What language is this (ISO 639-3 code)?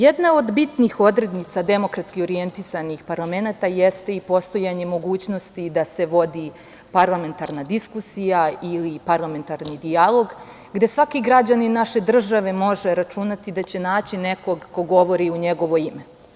srp